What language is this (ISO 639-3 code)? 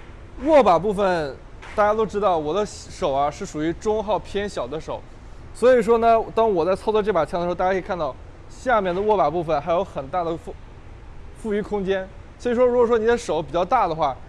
zho